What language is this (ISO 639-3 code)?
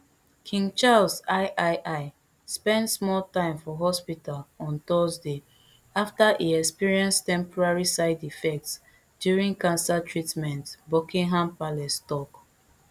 pcm